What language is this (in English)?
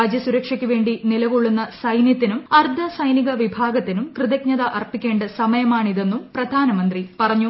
Malayalam